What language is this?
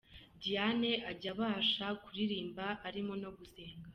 Kinyarwanda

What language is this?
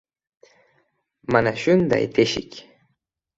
Uzbek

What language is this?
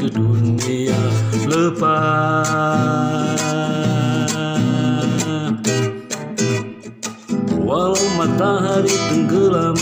Indonesian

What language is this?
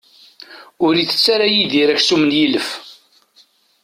Kabyle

